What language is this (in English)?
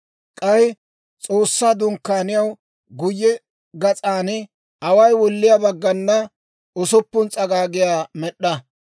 Dawro